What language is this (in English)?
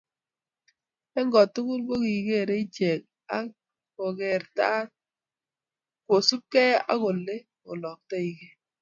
Kalenjin